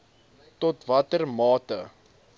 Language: Afrikaans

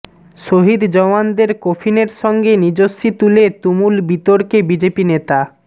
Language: Bangla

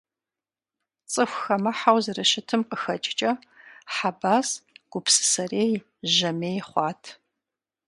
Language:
Kabardian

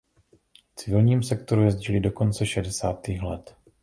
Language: Czech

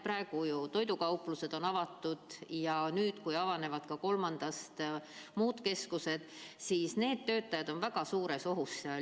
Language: Estonian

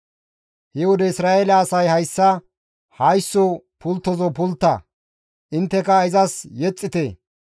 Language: Gamo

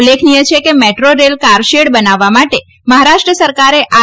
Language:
Gujarati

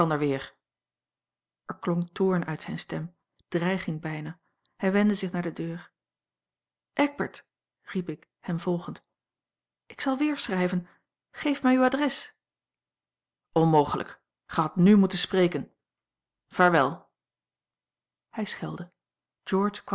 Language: Dutch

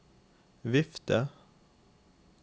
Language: Norwegian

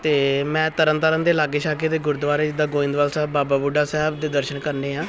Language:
Punjabi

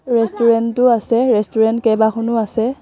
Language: Assamese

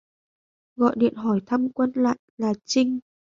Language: Vietnamese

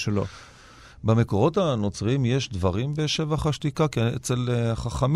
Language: Hebrew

